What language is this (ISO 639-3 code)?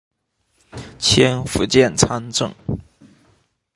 zho